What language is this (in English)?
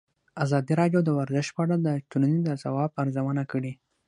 Pashto